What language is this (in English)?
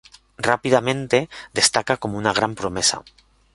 Spanish